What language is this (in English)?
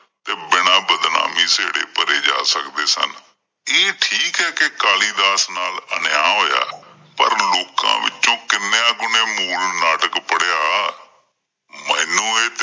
Punjabi